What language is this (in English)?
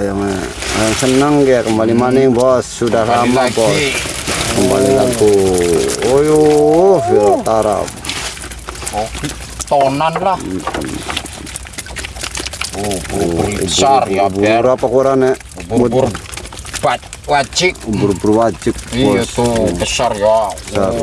Indonesian